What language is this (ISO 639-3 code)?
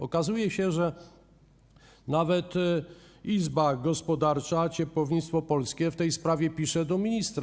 pol